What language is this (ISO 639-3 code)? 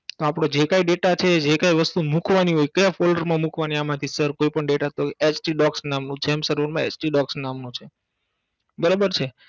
guj